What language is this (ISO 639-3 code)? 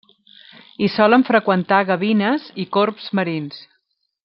cat